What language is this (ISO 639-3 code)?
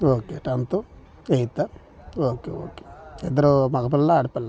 tel